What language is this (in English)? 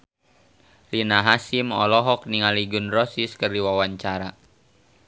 Sundanese